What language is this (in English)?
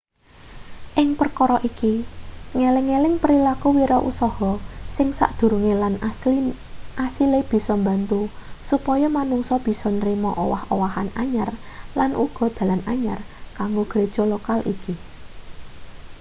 Javanese